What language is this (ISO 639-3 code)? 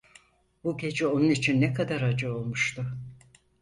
tur